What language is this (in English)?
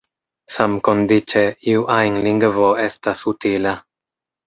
Esperanto